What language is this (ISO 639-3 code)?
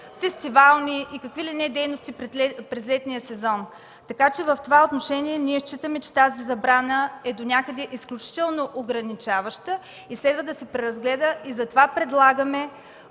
bul